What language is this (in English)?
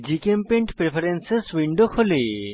Bangla